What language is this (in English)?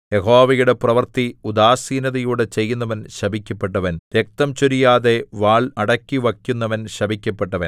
Malayalam